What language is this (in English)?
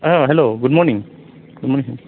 Bodo